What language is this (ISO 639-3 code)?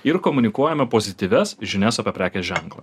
lit